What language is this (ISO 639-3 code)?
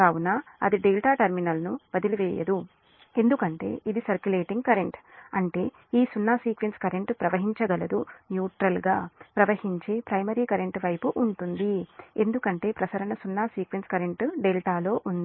tel